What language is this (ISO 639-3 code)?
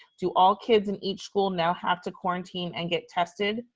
eng